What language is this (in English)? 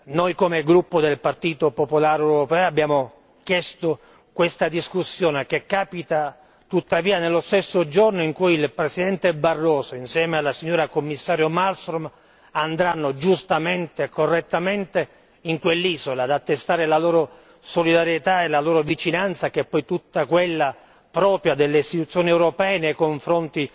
Italian